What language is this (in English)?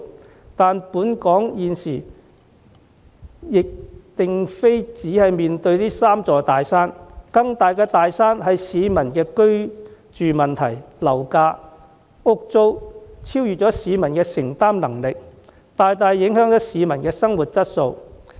Cantonese